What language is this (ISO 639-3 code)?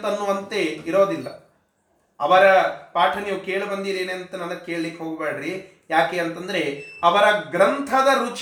kan